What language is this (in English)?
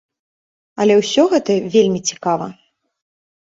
Belarusian